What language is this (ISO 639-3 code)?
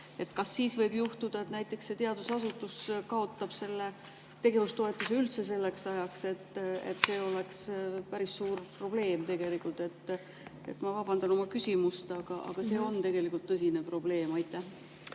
est